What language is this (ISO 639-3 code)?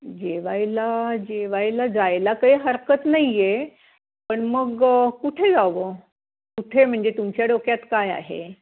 mar